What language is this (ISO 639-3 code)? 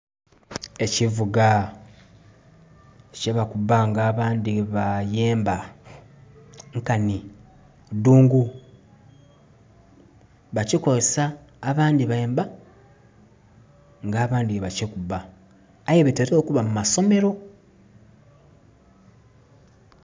xog